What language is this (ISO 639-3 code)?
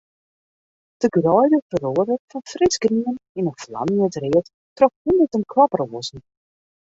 fry